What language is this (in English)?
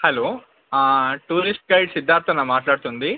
Telugu